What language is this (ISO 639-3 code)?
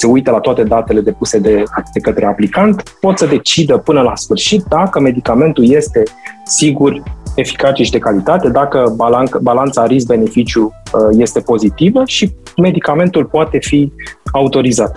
ron